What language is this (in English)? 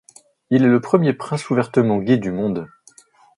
French